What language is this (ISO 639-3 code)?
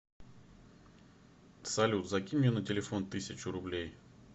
rus